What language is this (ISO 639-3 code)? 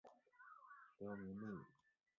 zho